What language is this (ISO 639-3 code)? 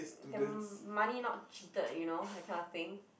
eng